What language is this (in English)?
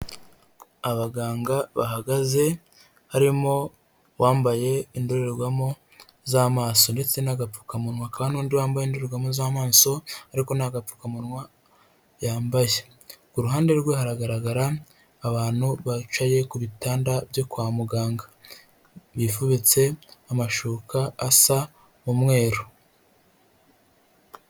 Kinyarwanda